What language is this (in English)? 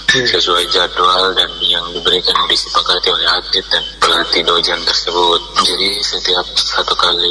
Indonesian